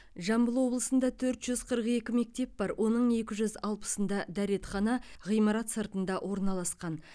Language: Kazakh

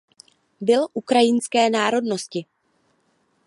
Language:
Czech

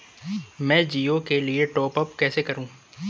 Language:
Hindi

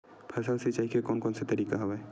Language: Chhattisgarhi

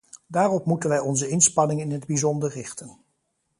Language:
Dutch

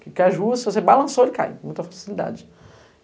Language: Portuguese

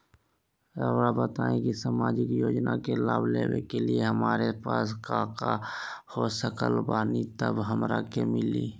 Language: Magahi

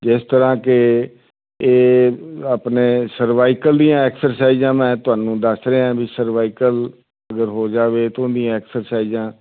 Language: Punjabi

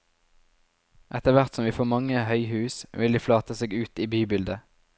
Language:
Norwegian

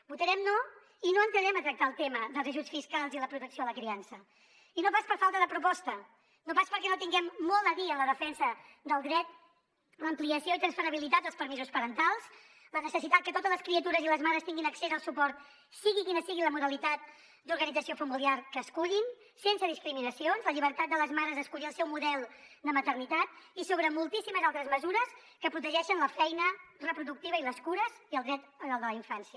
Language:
Catalan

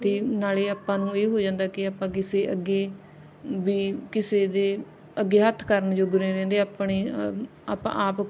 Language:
Punjabi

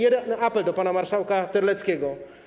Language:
Polish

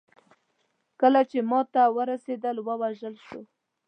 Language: Pashto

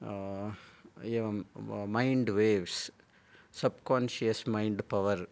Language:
Sanskrit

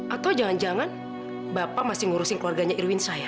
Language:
Indonesian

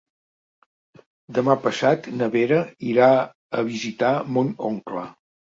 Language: Catalan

